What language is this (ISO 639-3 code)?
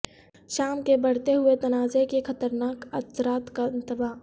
urd